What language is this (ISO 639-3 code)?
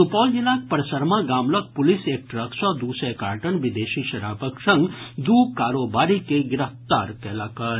mai